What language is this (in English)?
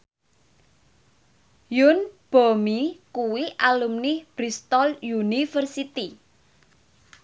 Javanese